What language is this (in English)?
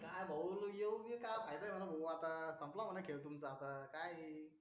Marathi